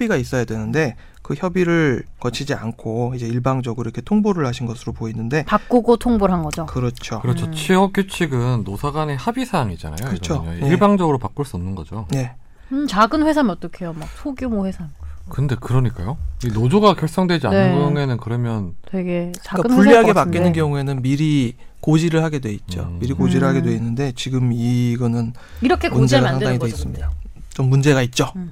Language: Korean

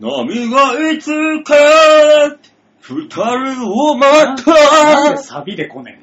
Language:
Japanese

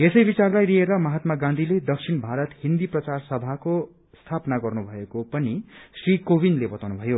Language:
Nepali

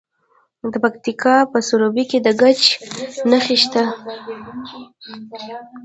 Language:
Pashto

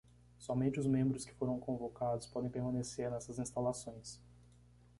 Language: Portuguese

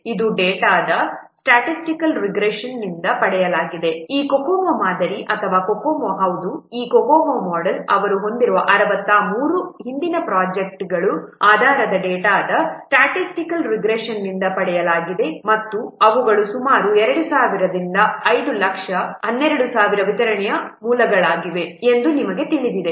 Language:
Kannada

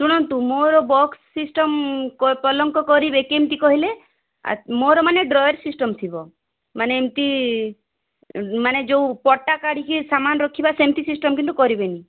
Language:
Odia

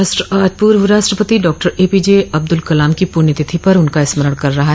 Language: Hindi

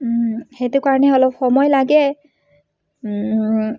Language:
Assamese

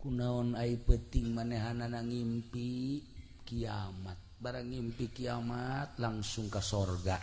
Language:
Indonesian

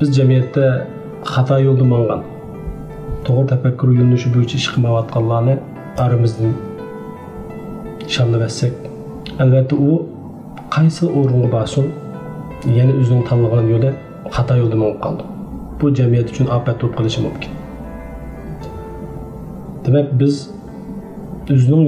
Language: Turkish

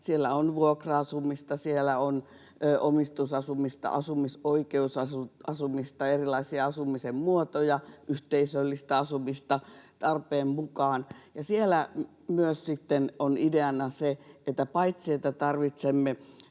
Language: Finnish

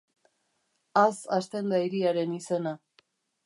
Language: Basque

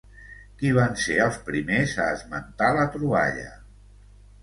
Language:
Catalan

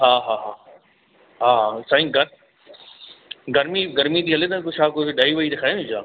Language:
Sindhi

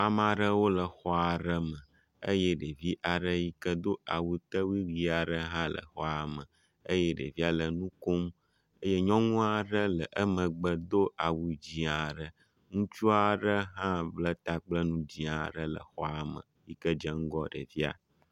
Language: Ewe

